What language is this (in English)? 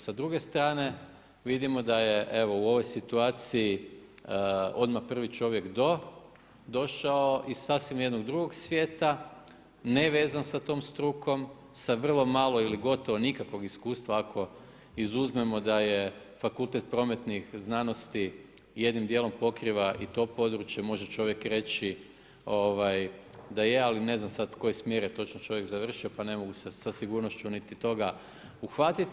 Croatian